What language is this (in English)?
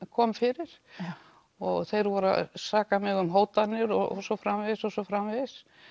Icelandic